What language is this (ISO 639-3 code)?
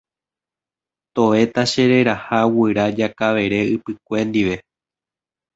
grn